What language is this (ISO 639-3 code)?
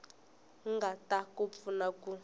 tso